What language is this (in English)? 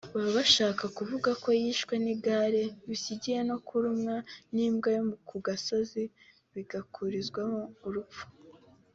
Kinyarwanda